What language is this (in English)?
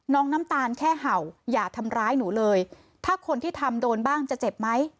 Thai